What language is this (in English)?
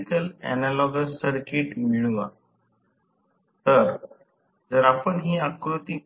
Marathi